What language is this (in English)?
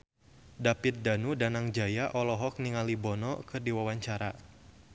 Sundanese